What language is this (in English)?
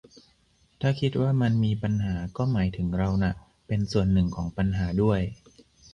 Thai